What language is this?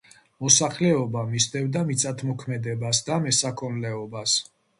Georgian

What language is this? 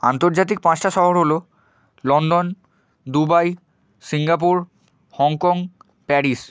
Bangla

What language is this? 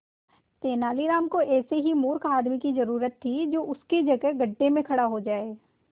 Hindi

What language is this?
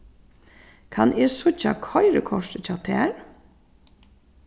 Faroese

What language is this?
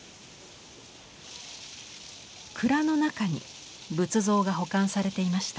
Japanese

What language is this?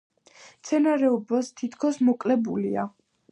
Georgian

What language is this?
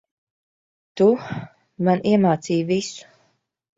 Latvian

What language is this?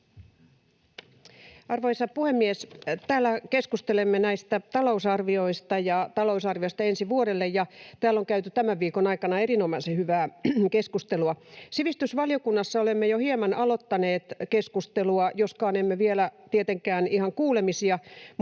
Finnish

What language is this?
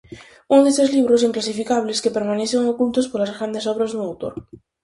Galician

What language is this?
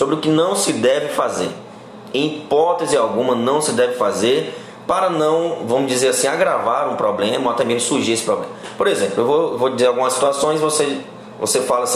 Portuguese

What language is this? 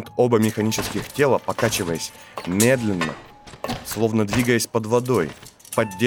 Russian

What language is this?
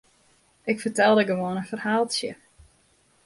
Western Frisian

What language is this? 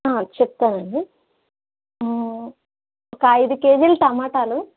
Telugu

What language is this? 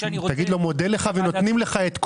Hebrew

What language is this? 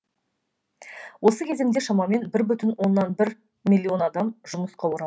Kazakh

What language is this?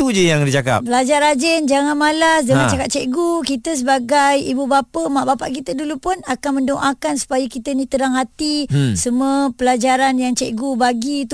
Malay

